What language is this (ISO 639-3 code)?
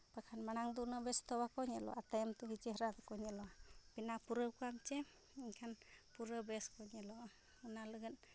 sat